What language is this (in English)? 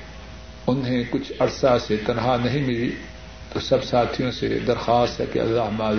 Urdu